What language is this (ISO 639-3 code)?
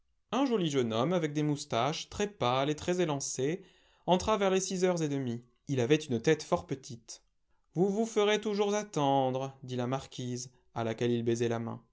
fra